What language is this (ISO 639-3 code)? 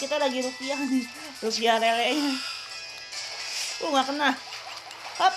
ind